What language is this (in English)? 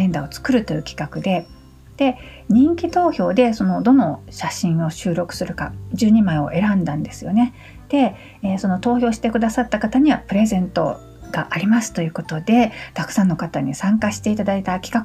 Japanese